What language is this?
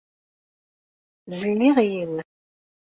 Kabyle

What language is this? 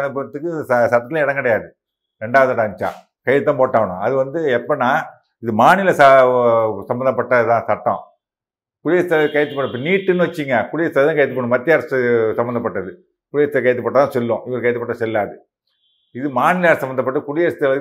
Tamil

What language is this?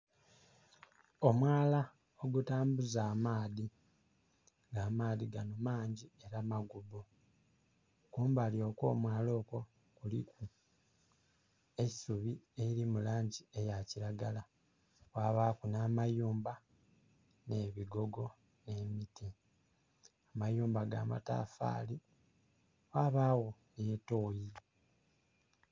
Soga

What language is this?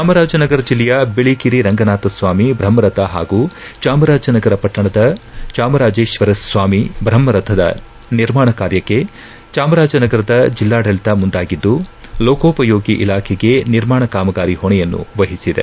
Kannada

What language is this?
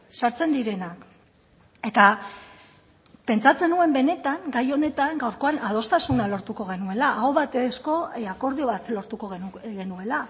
Basque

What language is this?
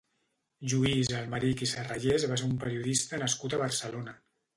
Catalan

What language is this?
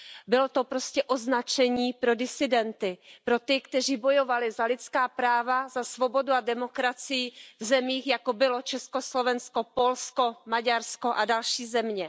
Czech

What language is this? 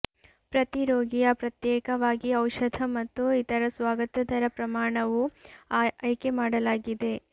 Kannada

